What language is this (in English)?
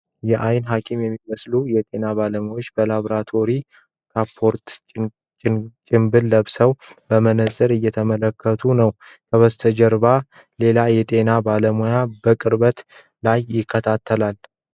Amharic